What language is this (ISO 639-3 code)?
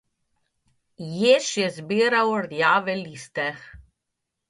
slv